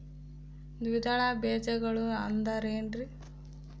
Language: Kannada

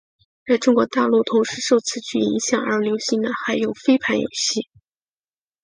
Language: Chinese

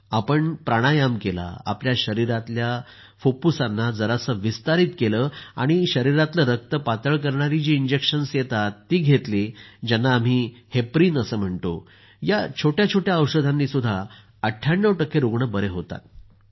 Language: Marathi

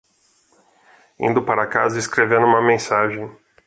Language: Portuguese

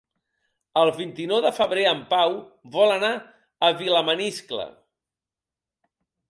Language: Catalan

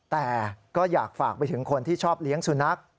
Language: Thai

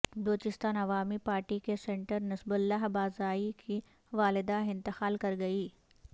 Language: Urdu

